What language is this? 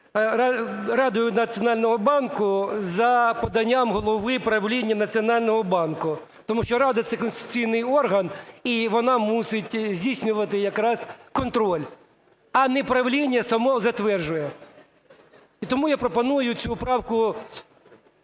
Ukrainian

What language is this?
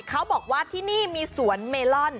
Thai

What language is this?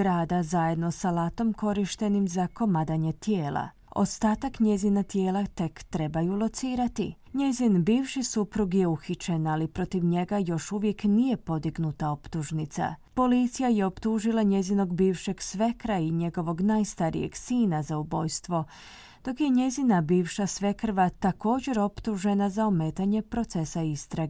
Croatian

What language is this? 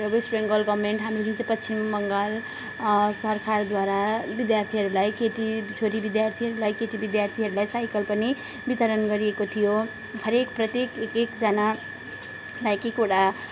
Nepali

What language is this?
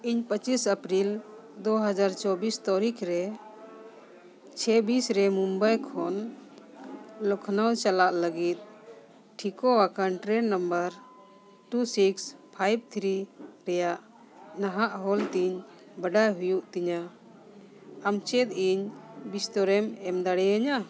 Santali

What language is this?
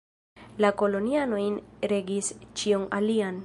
Esperanto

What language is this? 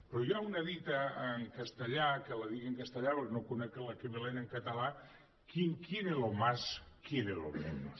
Catalan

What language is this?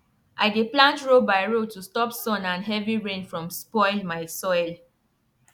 Nigerian Pidgin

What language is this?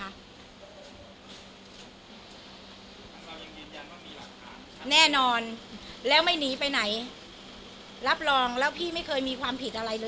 Thai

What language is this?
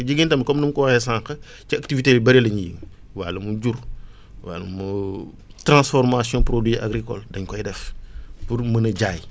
Wolof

